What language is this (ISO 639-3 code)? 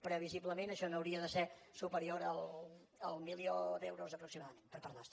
cat